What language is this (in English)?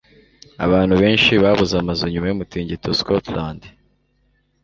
Kinyarwanda